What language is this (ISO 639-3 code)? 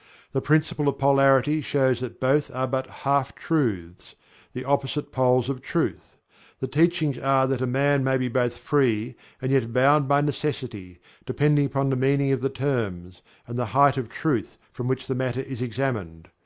eng